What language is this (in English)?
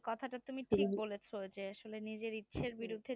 Bangla